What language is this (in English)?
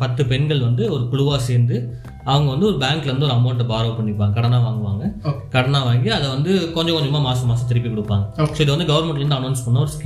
Tamil